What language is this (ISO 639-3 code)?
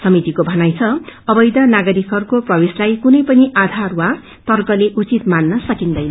nep